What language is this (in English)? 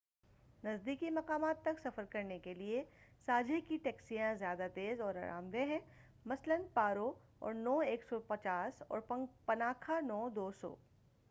Urdu